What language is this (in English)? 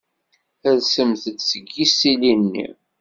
Kabyle